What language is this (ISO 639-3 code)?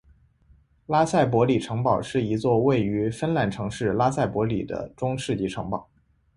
zho